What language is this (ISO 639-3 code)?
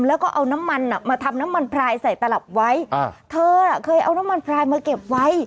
tha